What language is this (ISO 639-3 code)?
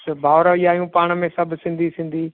snd